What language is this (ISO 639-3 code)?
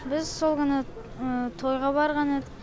kaz